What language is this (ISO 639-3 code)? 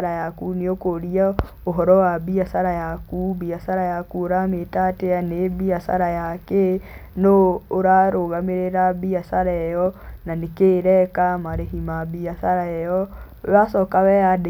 kik